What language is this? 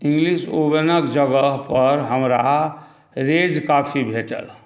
Maithili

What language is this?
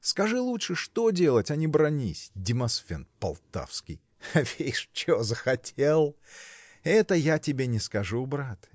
Russian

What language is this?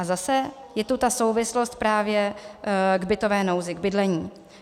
Czech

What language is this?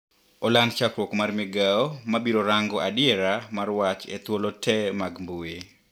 Luo (Kenya and Tanzania)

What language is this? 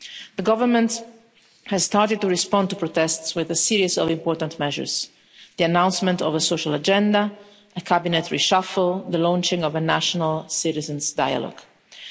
English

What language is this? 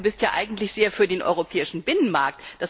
German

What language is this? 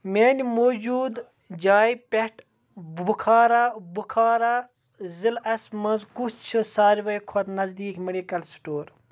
Kashmiri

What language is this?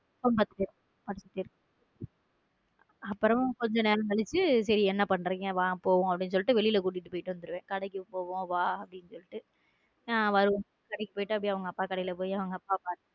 Tamil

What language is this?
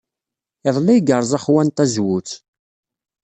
Kabyle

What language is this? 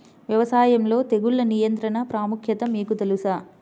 Telugu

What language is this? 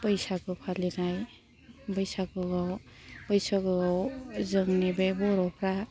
Bodo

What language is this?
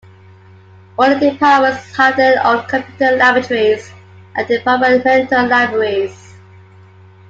English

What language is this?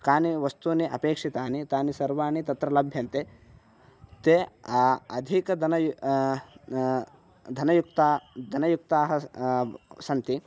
Sanskrit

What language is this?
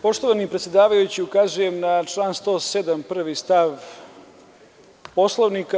Serbian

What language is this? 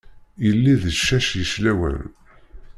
Kabyle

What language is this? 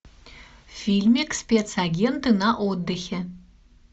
Russian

